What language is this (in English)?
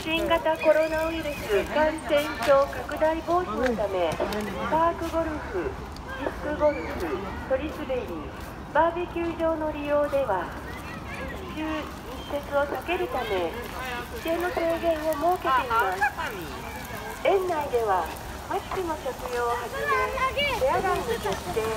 Japanese